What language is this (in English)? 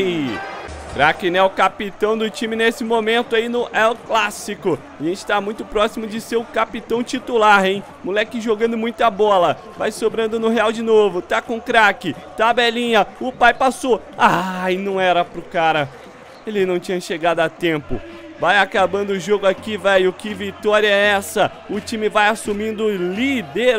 Portuguese